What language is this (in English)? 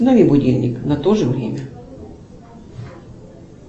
Russian